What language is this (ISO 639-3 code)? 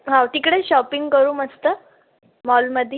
mar